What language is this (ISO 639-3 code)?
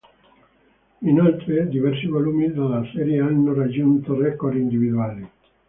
ita